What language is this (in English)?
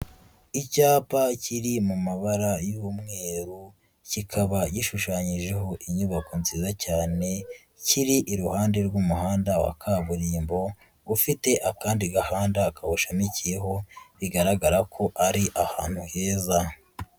Kinyarwanda